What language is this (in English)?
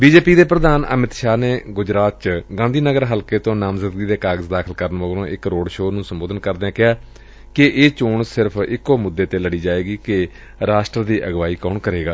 Punjabi